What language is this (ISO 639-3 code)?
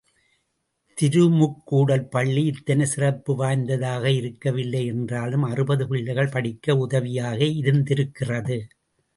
tam